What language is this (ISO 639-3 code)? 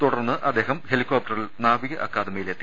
mal